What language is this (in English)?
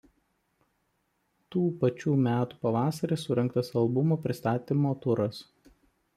Lithuanian